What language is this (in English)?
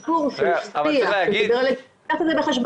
Hebrew